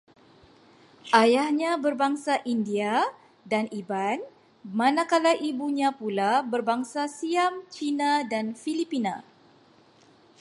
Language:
Malay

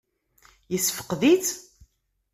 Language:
Kabyle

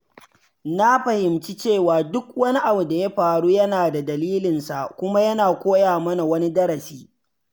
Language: Hausa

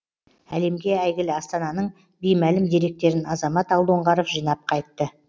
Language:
Kazakh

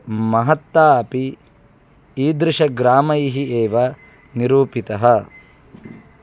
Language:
Sanskrit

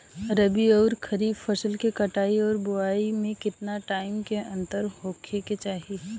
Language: Bhojpuri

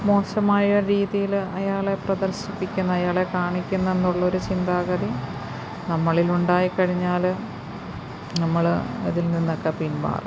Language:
Malayalam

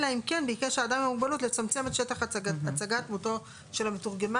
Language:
Hebrew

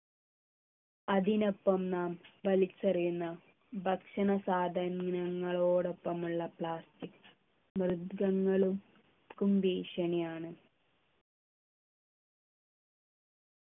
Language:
Malayalam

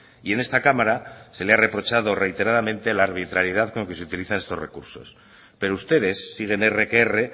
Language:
Spanish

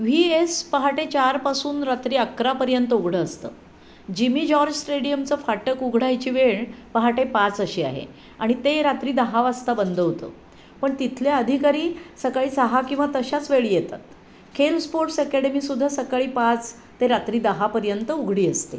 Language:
Marathi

